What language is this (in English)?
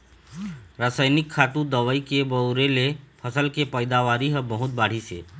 Chhattisgarhi